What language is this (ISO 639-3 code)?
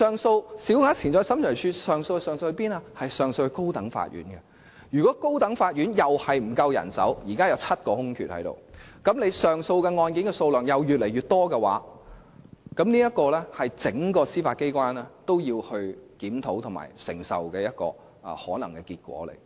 yue